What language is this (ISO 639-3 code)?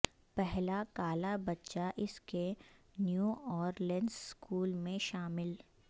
urd